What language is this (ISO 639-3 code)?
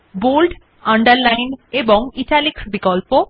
ben